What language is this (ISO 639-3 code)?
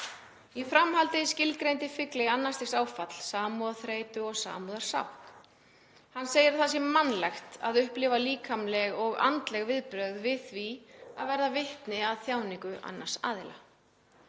isl